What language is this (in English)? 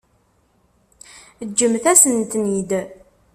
Kabyle